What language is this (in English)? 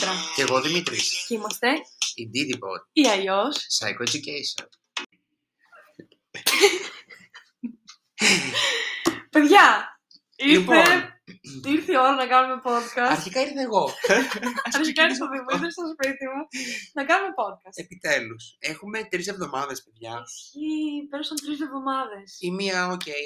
Greek